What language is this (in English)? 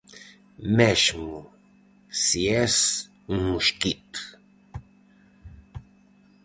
Galician